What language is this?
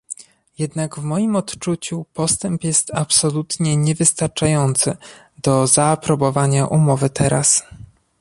Polish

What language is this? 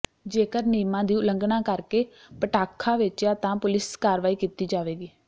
Punjabi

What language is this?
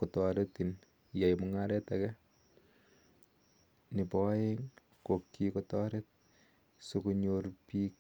Kalenjin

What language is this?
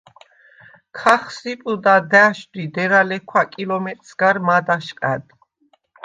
Svan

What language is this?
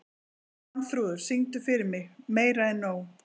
Icelandic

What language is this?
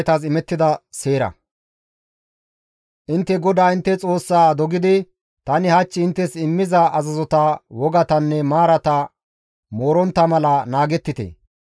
Gamo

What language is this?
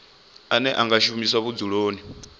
Venda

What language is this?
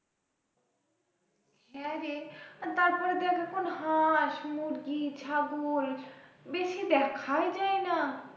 Bangla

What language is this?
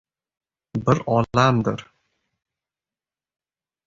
Uzbek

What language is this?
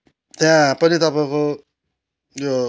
Nepali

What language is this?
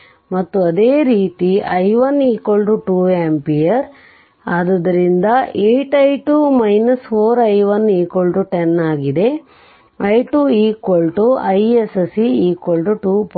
Kannada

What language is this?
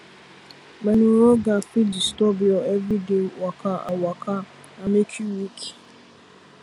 Nigerian Pidgin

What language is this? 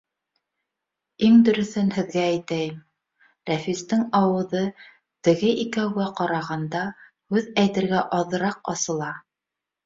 Bashkir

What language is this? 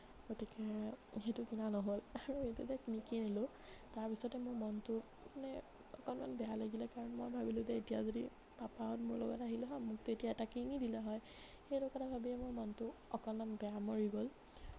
Assamese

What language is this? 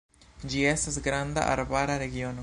Esperanto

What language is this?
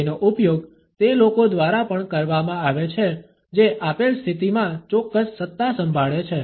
Gujarati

